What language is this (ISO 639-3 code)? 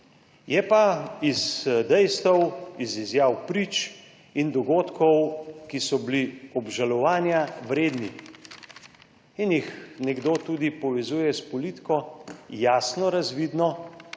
slv